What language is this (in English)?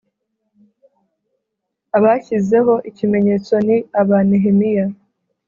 Kinyarwanda